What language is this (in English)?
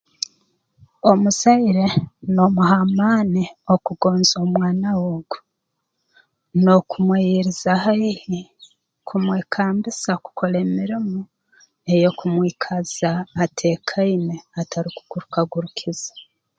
Tooro